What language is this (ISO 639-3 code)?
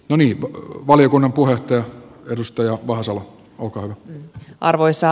fin